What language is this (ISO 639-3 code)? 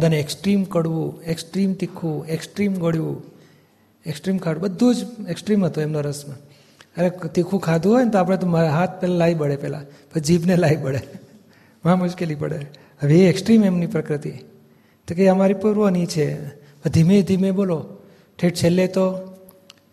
guj